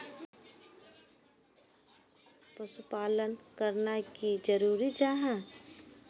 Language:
Magahi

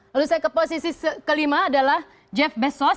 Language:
Indonesian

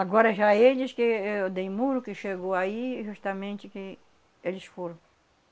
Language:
Portuguese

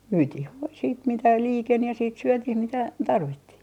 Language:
Finnish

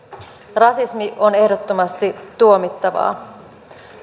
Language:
Finnish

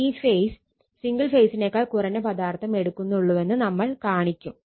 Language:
Malayalam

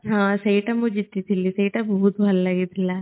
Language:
Odia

